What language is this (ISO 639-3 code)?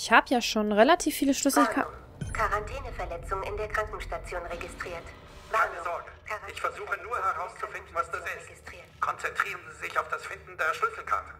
deu